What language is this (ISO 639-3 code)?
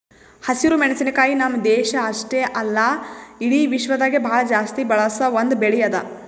kan